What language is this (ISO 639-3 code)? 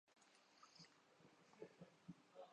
urd